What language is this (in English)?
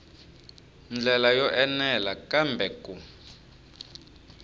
Tsonga